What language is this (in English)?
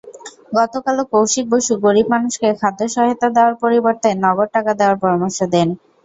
Bangla